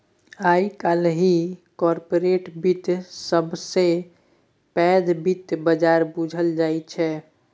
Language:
Maithili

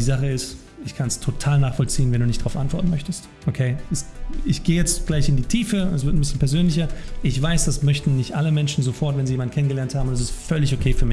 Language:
German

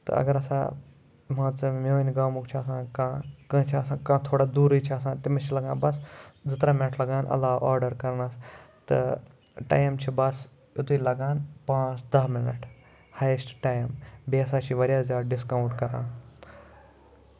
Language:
Kashmiri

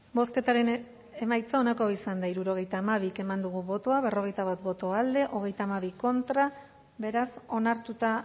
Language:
Basque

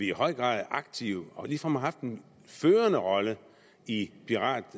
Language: Danish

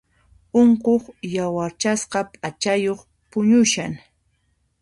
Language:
Puno Quechua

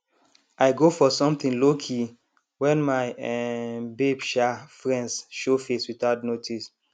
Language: Nigerian Pidgin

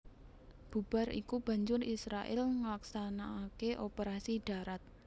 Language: Javanese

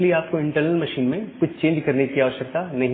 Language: Hindi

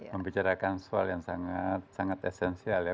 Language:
Indonesian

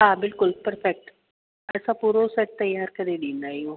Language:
Sindhi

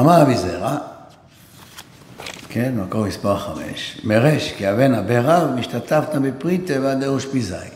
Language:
Hebrew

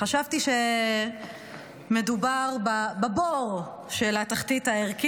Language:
Hebrew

